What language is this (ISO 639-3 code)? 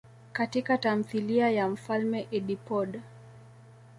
swa